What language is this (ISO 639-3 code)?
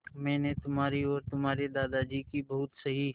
hin